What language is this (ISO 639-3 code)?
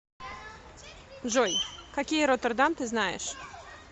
rus